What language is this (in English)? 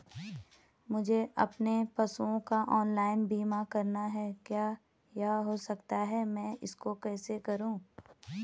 Hindi